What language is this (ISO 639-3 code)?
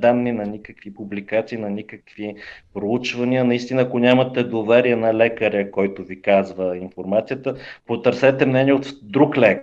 bul